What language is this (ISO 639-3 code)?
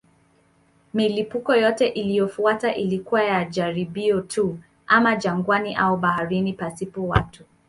swa